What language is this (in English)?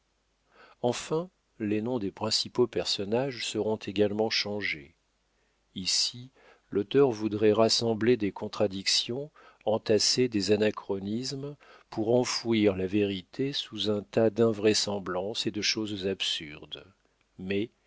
French